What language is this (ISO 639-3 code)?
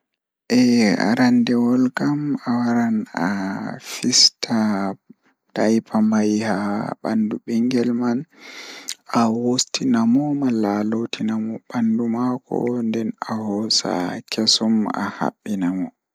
ful